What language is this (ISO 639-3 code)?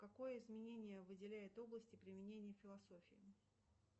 rus